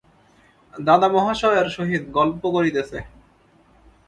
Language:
Bangla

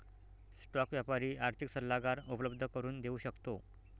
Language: Marathi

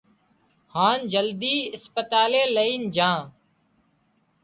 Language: Wadiyara Koli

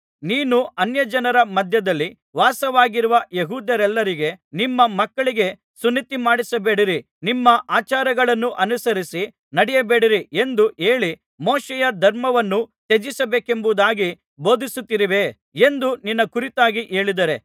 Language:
Kannada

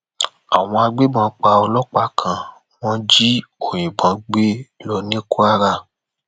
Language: Yoruba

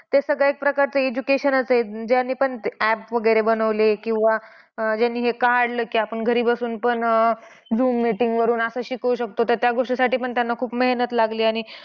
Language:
Marathi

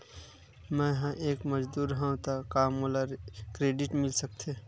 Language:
Chhattisgarhi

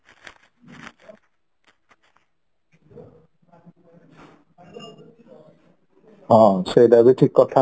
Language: Odia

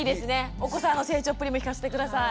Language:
Japanese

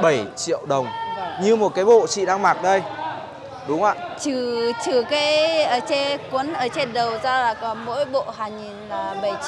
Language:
Vietnamese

